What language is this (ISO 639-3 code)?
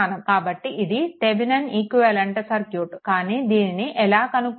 tel